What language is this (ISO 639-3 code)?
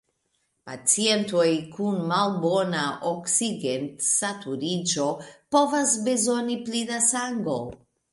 epo